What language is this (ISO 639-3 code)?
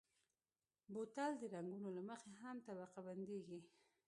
pus